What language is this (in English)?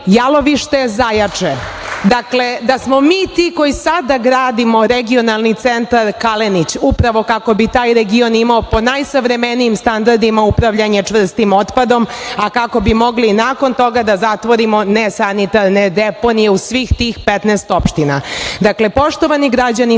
Serbian